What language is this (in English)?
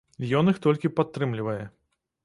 Belarusian